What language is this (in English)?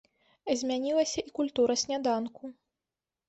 Belarusian